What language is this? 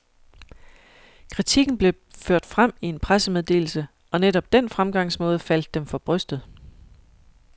Danish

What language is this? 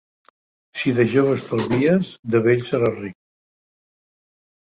Catalan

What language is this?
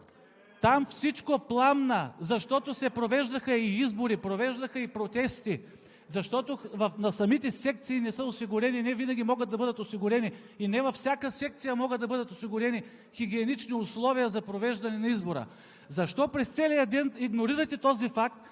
Bulgarian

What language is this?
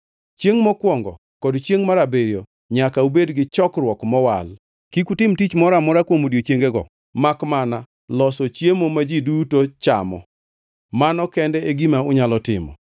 Luo (Kenya and Tanzania)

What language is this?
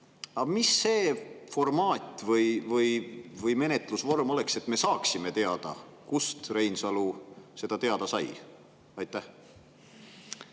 Estonian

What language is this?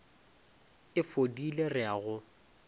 Northern Sotho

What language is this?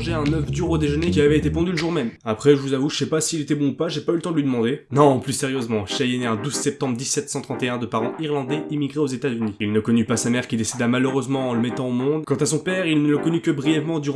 French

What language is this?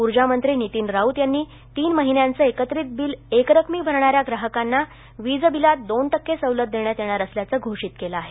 Marathi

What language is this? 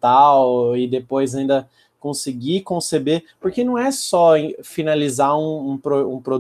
Portuguese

